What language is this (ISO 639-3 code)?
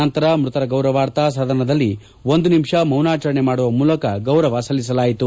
kan